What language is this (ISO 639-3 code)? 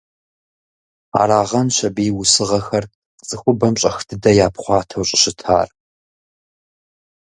kbd